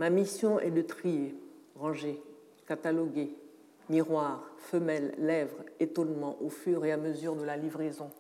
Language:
French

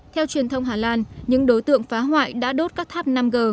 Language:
Vietnamese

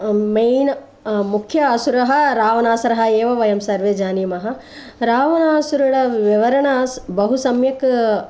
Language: Sanskrit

